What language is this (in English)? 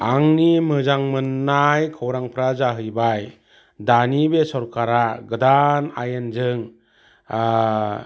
Bodo